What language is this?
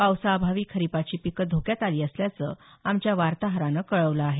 Marathi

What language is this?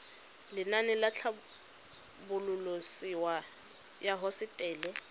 Tswana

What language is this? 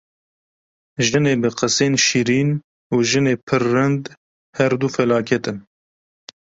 Kurdish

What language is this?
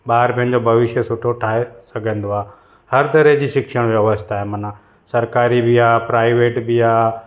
Sindhi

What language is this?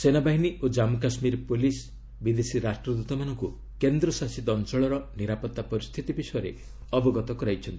Odia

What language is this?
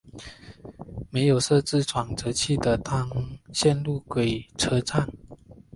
Chinese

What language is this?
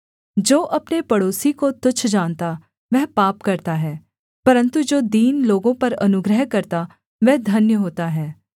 Hindi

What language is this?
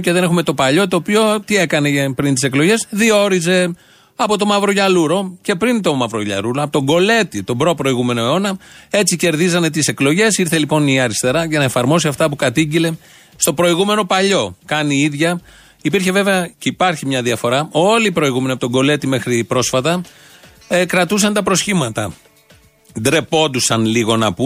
Greek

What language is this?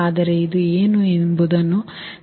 Kannada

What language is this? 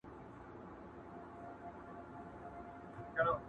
Pashto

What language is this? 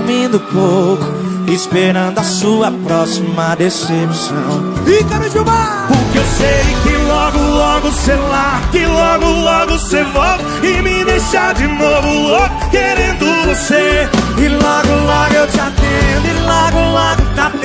Portuguese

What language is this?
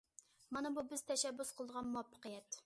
Uyghur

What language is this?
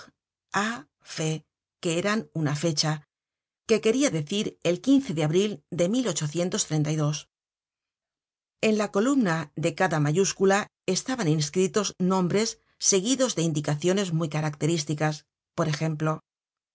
Spanish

